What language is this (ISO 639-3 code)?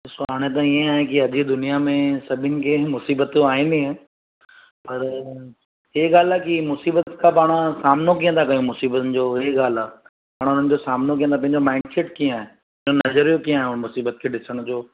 snd